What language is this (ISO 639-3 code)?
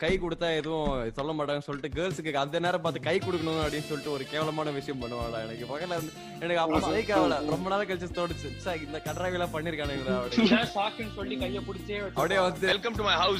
tam